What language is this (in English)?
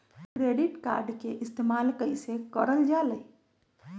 Magahi